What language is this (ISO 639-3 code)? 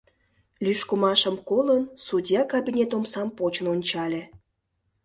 chm